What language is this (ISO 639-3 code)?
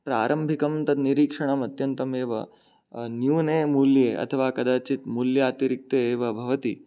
san